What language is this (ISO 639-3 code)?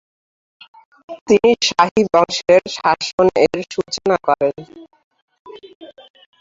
ben